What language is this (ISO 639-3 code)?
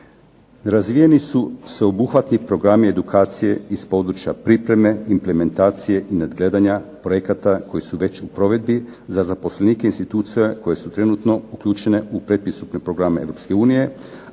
hrv